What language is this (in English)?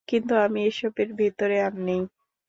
Bangla